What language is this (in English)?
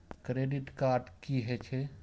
Maithili